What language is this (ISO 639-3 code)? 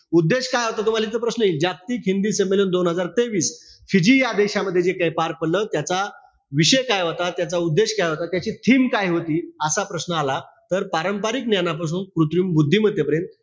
mar